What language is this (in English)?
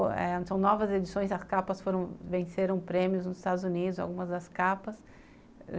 Portuguese